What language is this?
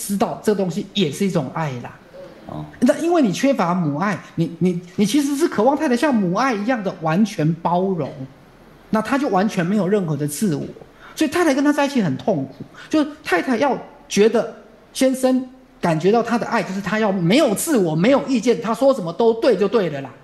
Chinese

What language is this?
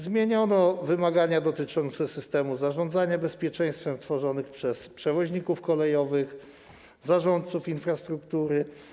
Polish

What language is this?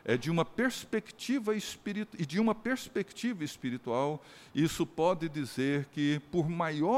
Portuguese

